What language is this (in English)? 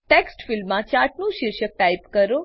Gujarati